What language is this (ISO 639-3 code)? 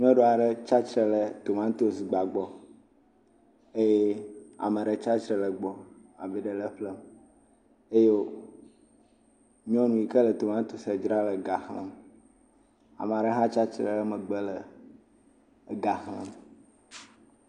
ewe